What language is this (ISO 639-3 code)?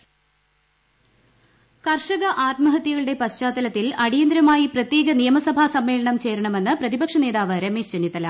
mal